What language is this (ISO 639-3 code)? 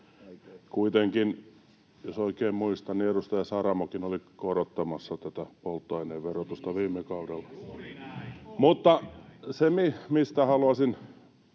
fin